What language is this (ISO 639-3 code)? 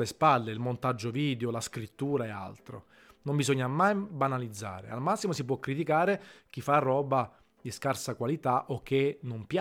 ita